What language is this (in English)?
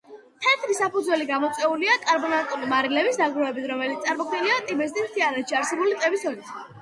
Georgian